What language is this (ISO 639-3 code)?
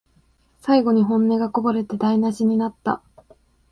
jpn